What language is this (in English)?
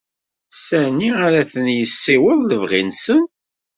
Kabyle